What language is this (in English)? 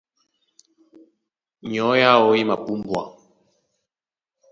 Duala